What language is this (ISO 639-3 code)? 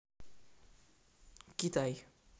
rus